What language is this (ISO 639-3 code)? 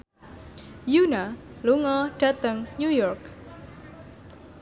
jav